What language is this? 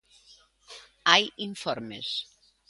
Galician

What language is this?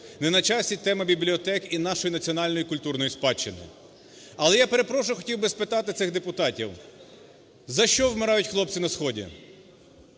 Ukrainian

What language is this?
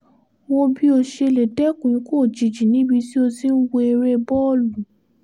Yoruba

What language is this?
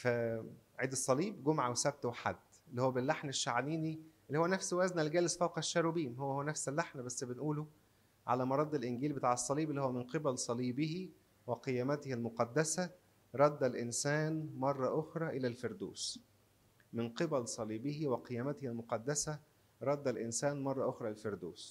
Arabic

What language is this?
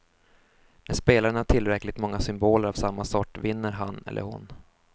Swedish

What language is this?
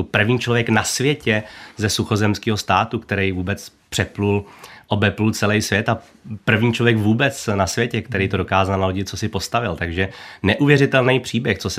Czech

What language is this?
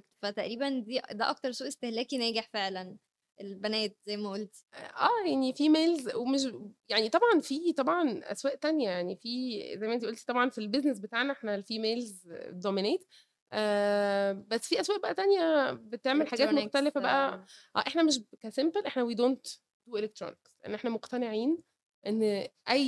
Arabic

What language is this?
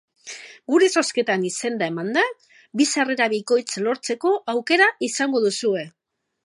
Basque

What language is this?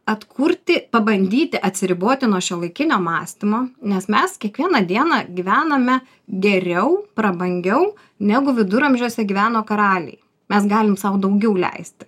Lithuanian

